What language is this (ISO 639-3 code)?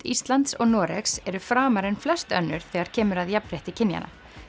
isl